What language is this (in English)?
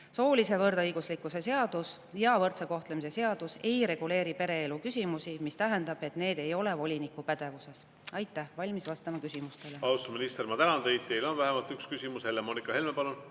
Estonian